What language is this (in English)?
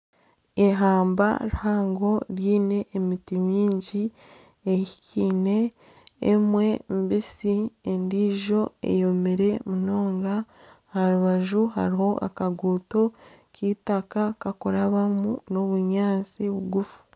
Nyankole